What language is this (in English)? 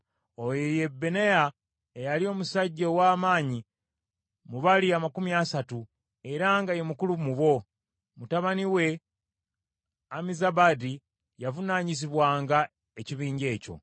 Ganda